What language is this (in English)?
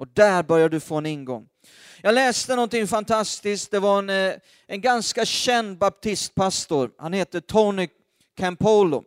Swedish